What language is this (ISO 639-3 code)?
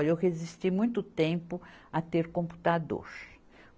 por